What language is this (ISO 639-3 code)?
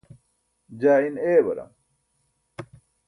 bsk